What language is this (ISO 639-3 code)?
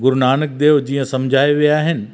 snd